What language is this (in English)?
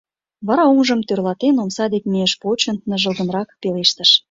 Mari